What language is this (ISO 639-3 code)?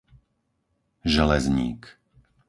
slk